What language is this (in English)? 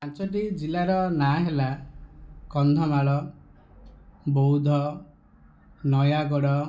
Odia